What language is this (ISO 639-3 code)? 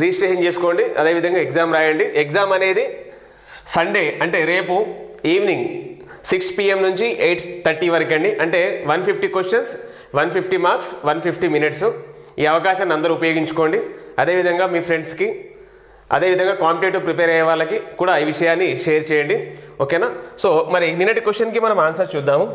tel